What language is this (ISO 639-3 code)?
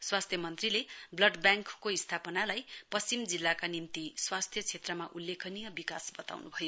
nep